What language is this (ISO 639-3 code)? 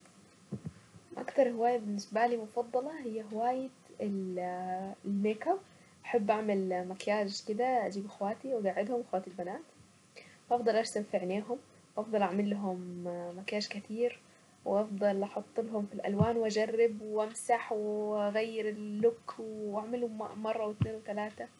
aec